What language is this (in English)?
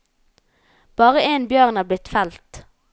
Norwegian